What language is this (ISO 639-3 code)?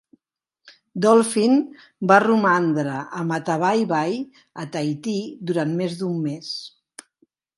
cat